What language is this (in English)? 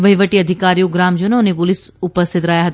Gujarati